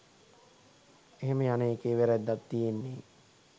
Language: Sinhala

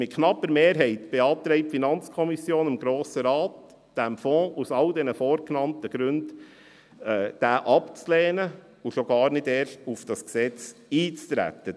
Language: Swiss German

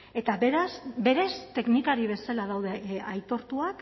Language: Basque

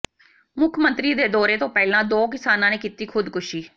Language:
Punjabi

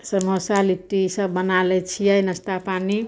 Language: Maithili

